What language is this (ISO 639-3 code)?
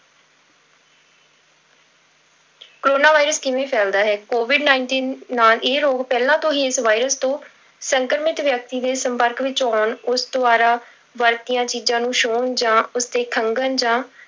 pan